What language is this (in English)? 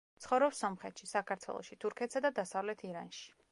Georgian